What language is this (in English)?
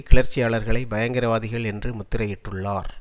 Tamil